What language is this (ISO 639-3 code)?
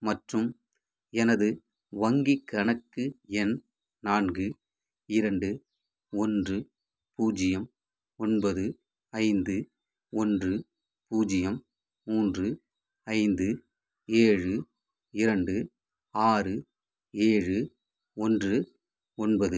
tam